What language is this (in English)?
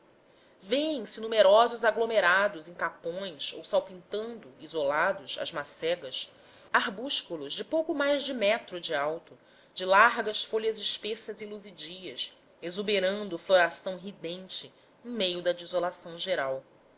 Portuguese